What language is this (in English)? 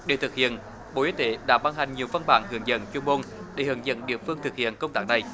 Vietnamese